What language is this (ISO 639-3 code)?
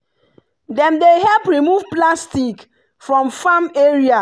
pcm